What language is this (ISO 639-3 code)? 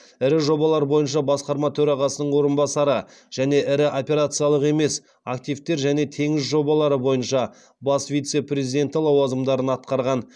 kaz